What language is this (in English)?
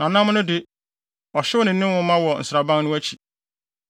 Akan